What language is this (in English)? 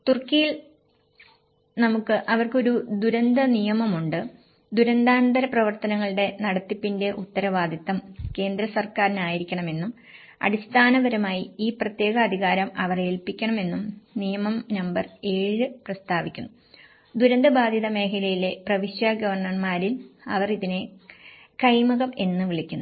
Malayalam